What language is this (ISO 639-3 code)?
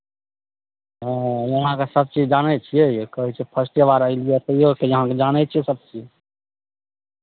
mai